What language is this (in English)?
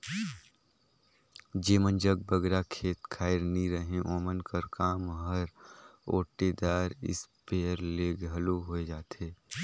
Chhattisgarhi